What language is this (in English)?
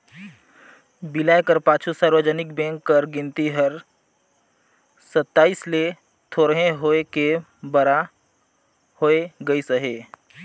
Chhattisgarhi